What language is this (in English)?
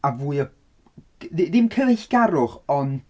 Welsh